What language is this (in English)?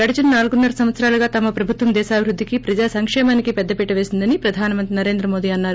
Telugu